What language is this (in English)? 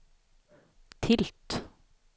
Swedish